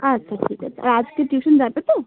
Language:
Bangla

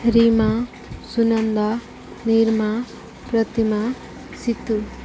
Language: Odia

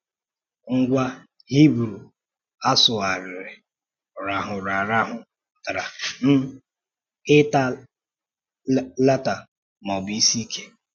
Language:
Igbo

